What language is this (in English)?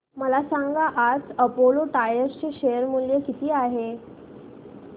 Marathi